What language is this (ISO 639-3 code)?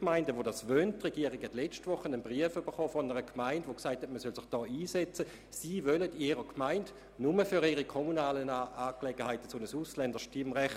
gsw